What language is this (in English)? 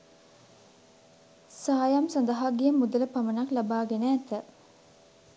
Sinhala